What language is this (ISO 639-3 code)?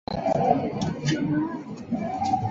zho